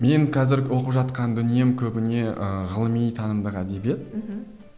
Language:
Kazakh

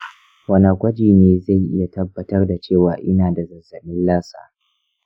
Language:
Hausa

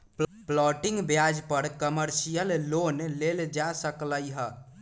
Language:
Magahi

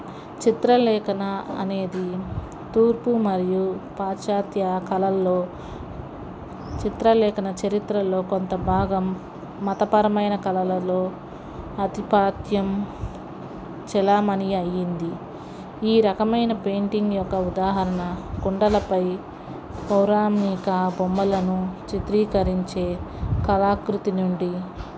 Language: Telugu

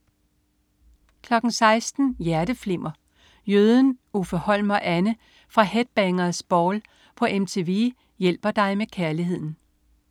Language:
Danish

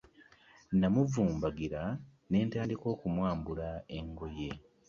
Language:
Ganda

